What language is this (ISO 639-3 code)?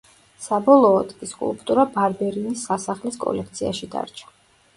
kat